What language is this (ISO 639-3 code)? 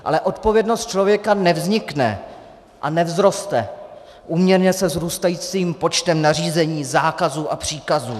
ces